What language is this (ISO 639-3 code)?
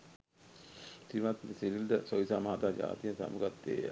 sin